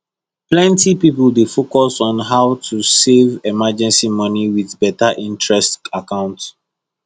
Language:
Nigerian Pidgin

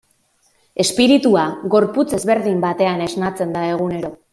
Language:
Basque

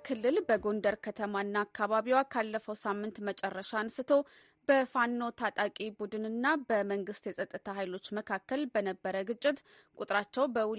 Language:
Amharic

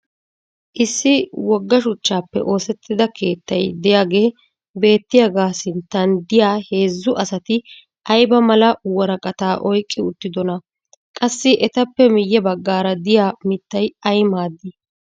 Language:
Wolaytta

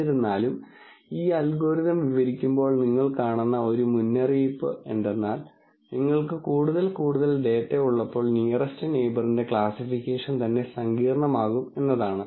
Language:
Malayalam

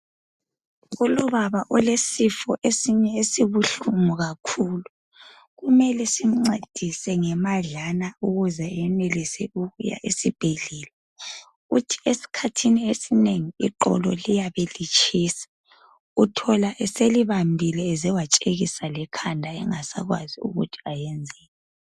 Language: North Ndebele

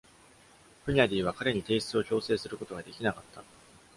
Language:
Japanese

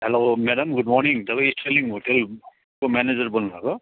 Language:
Nepali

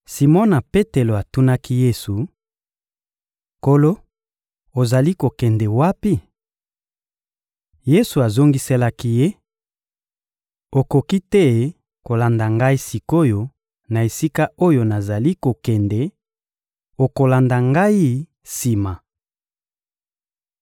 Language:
Lingala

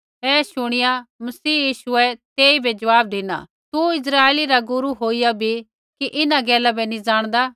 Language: Kullu Pahari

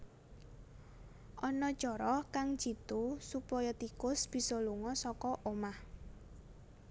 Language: Javanese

